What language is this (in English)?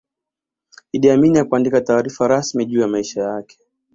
Swahili